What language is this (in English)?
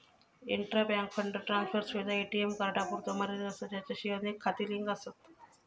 Marathi